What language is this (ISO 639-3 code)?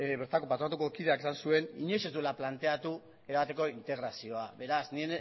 eus